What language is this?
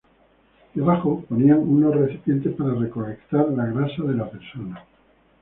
Spanish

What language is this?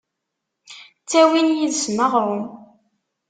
Kabyle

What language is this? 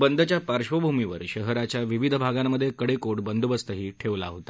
Marathi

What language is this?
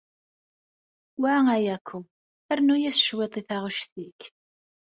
Kabyle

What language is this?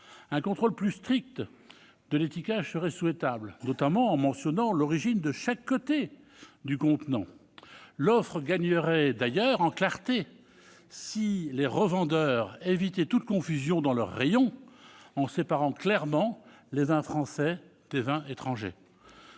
French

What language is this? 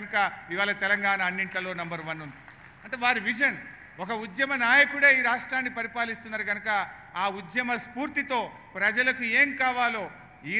Hindi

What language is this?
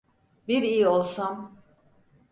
Turkish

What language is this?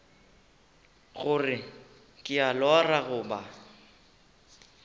Northern Sotho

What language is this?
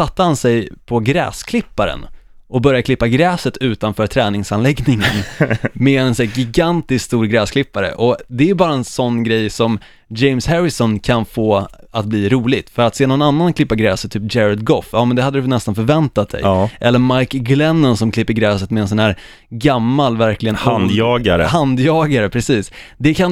Swedish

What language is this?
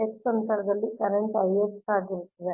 Kannada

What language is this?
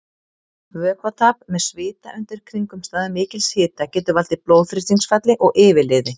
Icelandic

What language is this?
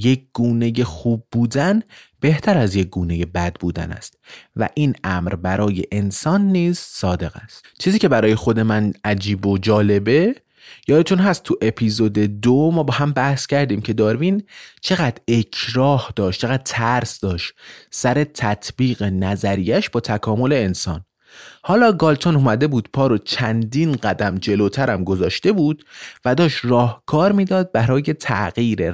Persian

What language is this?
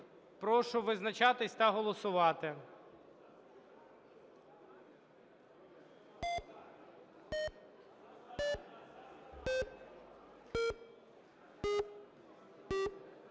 Ukrainian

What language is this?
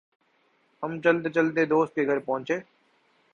Urdu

